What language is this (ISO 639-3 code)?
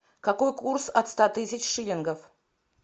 rus